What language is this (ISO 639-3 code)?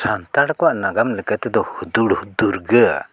sat